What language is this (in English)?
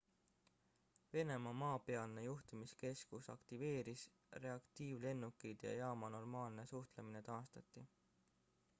Estonian